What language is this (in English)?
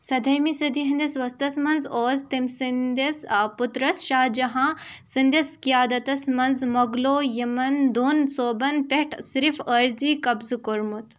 Kashmiri